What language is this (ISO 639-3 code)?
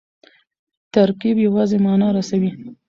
pus